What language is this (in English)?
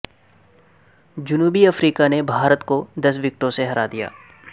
Urdu